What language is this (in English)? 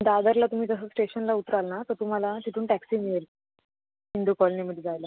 Marathi